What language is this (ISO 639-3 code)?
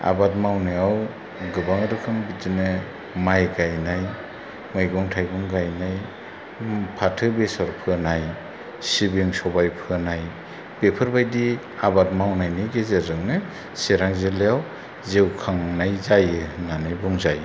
brx